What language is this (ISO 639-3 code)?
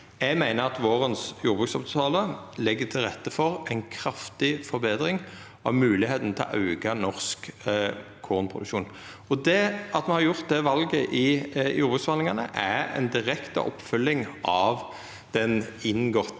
nor